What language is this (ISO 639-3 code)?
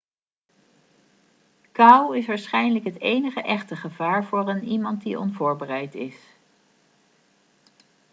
nld